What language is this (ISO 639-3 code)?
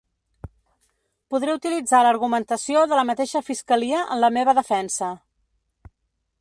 cat